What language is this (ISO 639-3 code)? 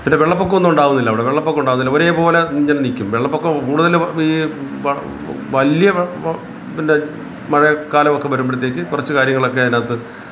mal